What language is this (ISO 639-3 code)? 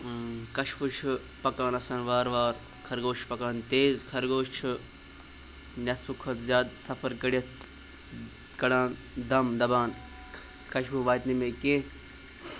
kas